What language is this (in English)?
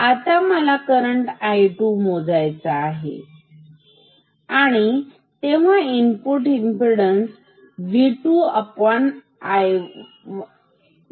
Marathi